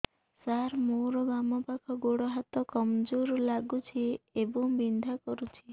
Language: Odia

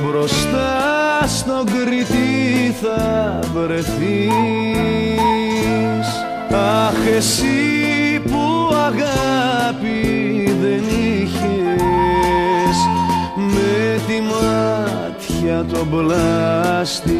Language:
Greek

